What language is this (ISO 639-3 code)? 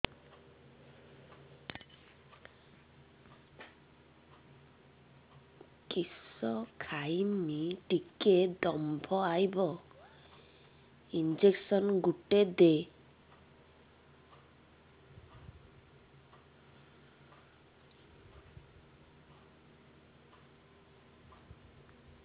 ori